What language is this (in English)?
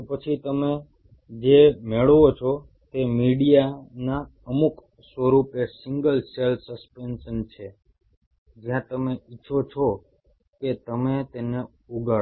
Gujarati